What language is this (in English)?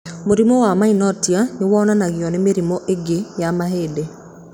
Kikuyu